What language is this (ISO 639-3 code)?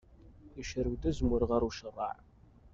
kab